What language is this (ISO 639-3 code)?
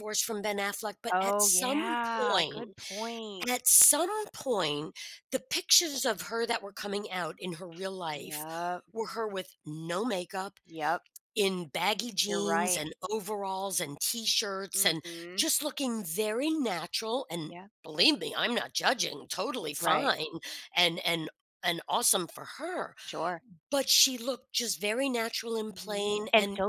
eng